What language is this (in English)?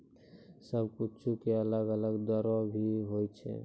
Maithili